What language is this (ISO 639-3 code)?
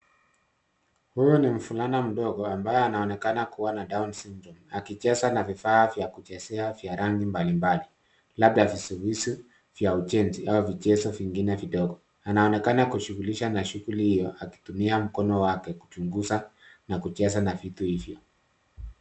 swa